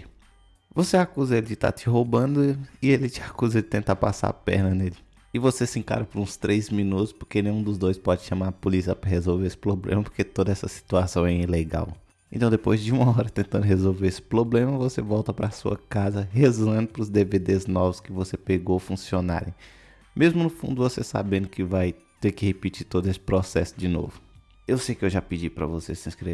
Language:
Portuguese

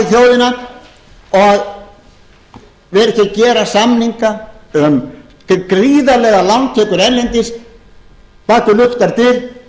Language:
Icelandic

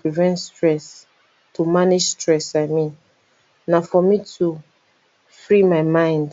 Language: Nigerian Pidgin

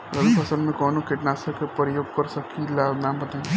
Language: Bhojpuri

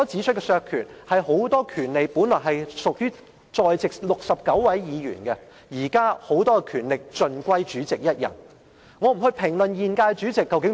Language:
Cantonese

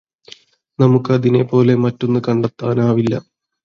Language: Malayalam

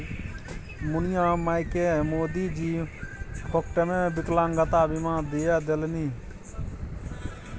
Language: Maithili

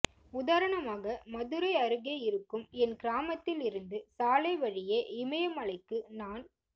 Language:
Tamil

